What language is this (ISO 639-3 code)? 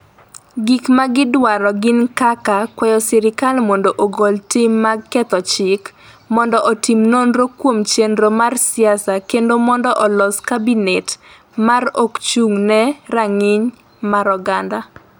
luo